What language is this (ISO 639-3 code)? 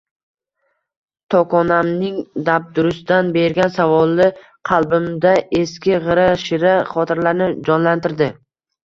uzb